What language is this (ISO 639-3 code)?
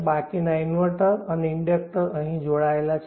guj